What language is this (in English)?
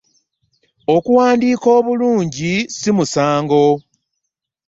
Ganda